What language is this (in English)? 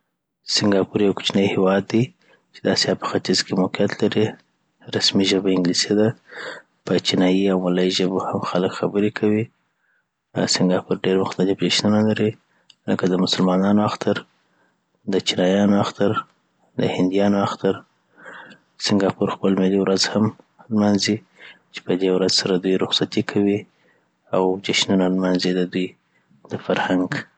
Southern Pashto